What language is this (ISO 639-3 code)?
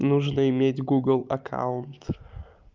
rus